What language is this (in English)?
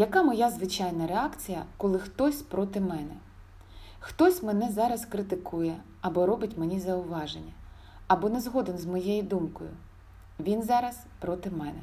Ukrainian